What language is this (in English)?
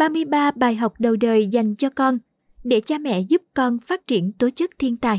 Vietnamese